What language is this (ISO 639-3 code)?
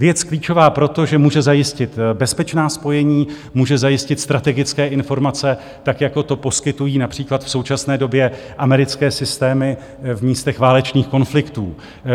ces